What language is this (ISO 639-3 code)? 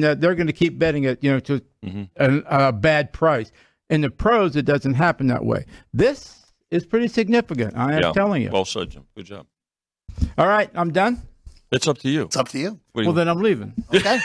eng